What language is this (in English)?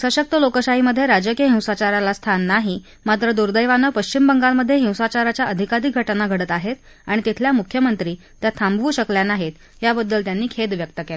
Marathi